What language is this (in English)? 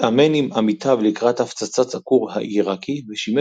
Hebrew